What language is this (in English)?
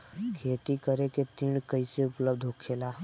Bhojpuri